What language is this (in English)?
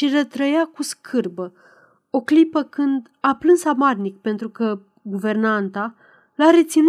Romanian